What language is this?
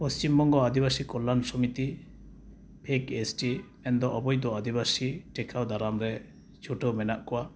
Santali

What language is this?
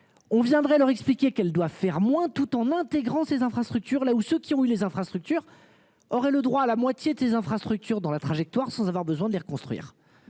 French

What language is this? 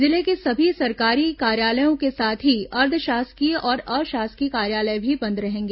Hindi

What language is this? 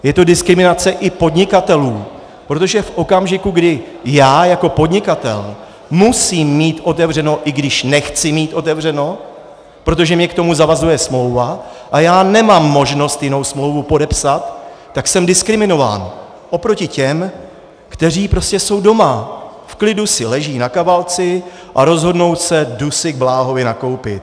Czech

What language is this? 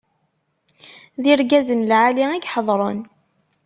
Kabyle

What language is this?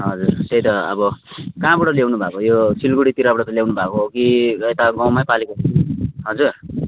Nepali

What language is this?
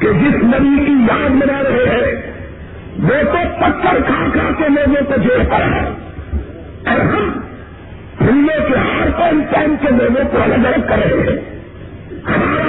Urdu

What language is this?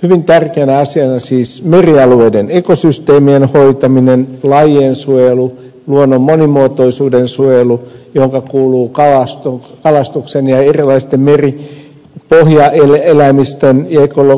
Finnish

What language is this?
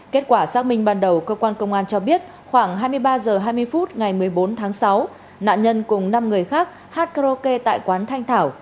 Vietnamese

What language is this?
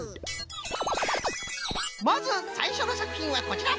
Japanese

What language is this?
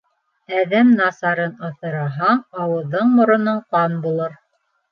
Bashkir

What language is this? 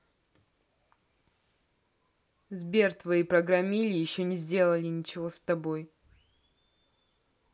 Russian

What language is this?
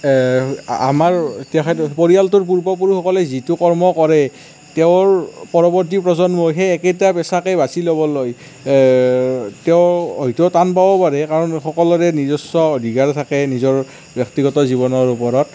Assamese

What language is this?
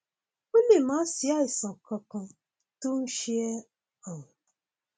Yoruba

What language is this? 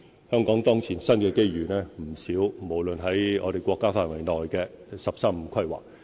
Cantonese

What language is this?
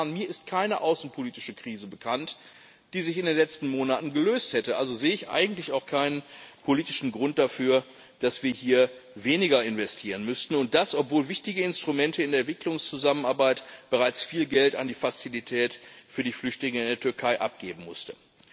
German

